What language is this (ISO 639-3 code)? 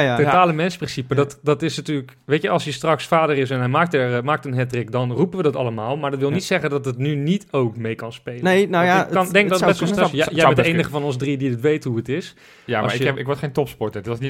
nld